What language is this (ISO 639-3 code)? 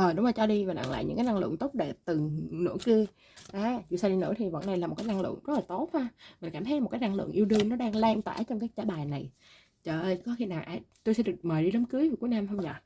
vie